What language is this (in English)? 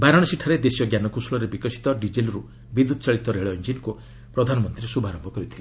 Odia